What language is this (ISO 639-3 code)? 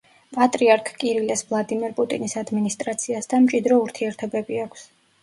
kat